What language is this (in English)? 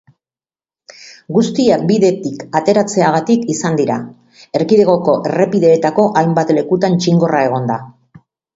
Basque